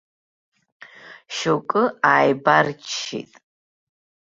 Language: Abkhazian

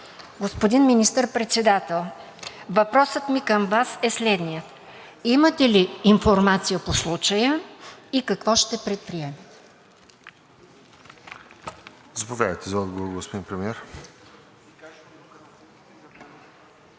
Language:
Bulgarian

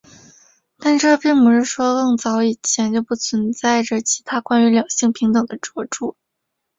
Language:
Chinese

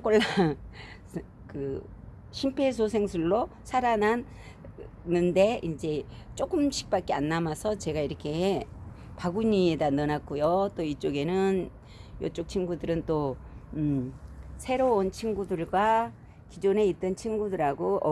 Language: Korean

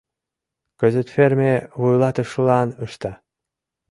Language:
Mari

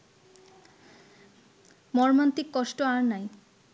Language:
Bangla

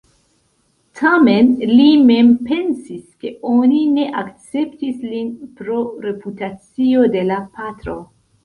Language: Esperanto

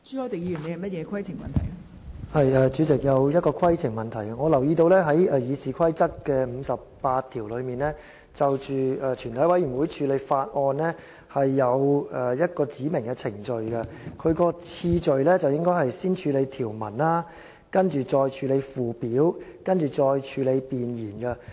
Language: Cantonese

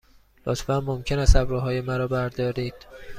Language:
Persian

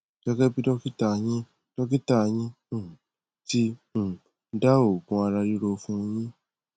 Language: Yoruba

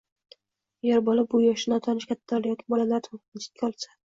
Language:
Uzbek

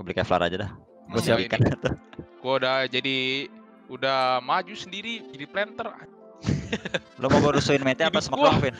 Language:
Indonesian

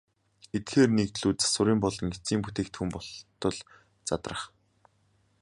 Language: Mongolian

